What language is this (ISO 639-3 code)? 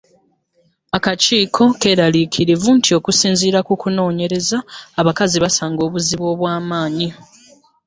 lug